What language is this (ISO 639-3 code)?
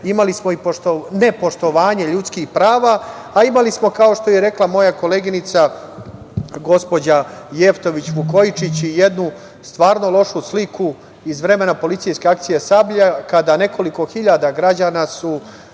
srp